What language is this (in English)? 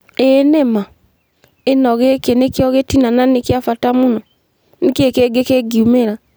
Kikuyu